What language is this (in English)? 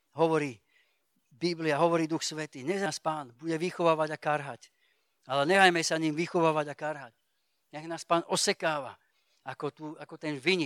Slovak